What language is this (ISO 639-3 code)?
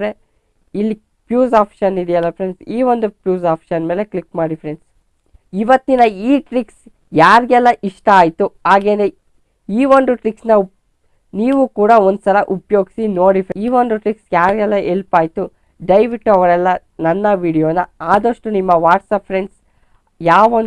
kan